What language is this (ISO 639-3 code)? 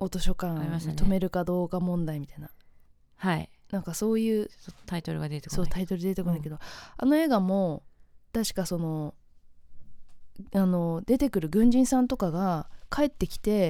jpn